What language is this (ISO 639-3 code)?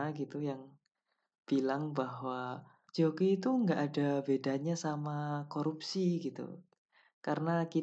ind